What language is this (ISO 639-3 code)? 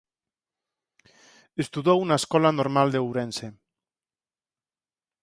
glg